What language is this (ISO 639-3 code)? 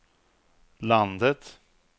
swe